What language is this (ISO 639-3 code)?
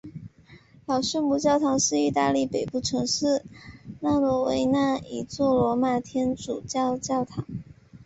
zho